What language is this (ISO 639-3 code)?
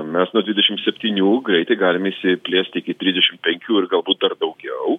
lit